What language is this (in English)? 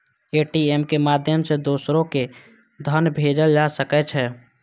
Maithili